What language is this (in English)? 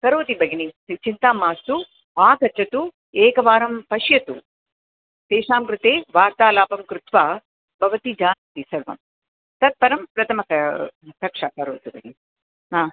Sanskrit